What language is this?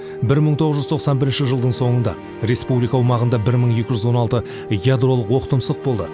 Kazakh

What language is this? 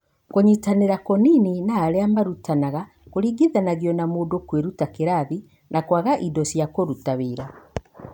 Kikuyu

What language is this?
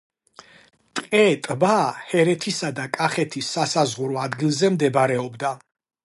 Georgian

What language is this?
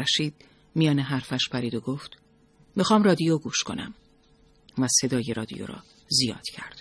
Persian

